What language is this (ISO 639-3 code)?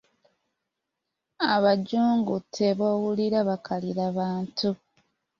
lug